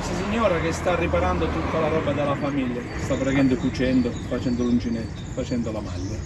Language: Italian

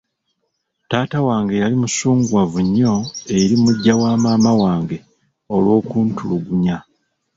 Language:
Ganda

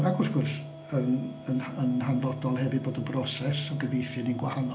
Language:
Welsh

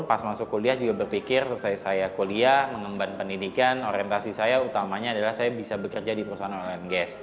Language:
Indonesian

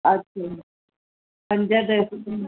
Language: Sindhi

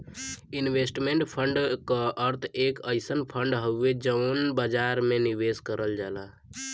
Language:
Bhojpuri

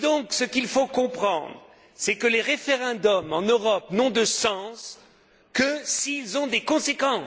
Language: French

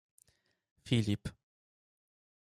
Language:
Polish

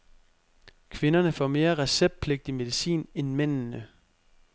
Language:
Danish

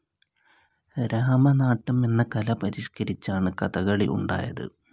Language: Malayalam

